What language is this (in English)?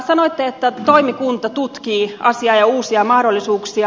Finnish